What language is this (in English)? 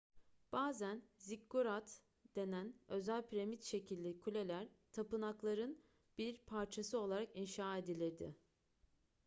Turkish